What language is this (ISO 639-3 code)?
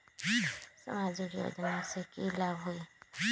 mag